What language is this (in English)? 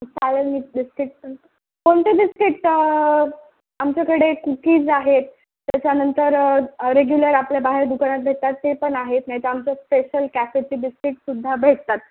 Marathi